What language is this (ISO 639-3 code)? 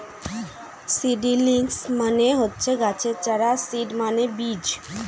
ben